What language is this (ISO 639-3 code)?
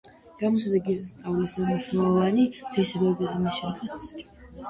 kat